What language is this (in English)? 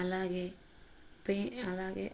Telugu